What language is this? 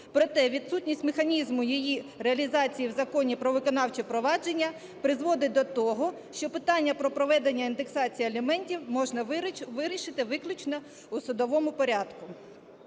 Ukrainian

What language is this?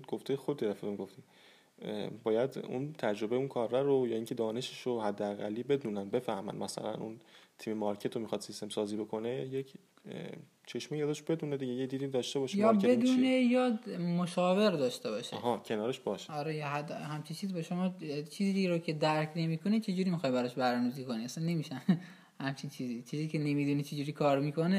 Persian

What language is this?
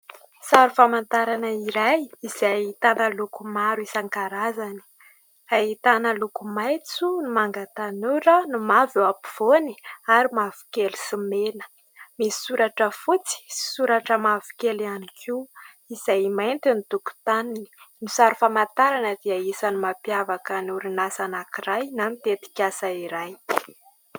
Malagasy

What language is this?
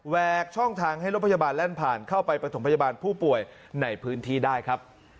Thai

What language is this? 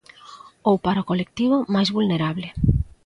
Galician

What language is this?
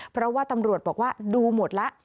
Thai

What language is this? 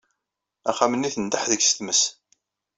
Kabyle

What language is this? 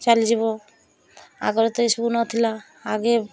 Odia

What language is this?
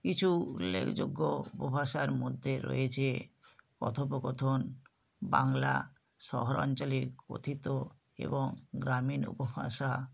Bangla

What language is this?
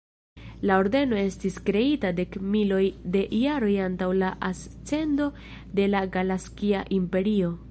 Esperanto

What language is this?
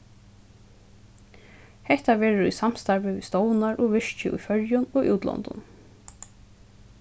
Faroese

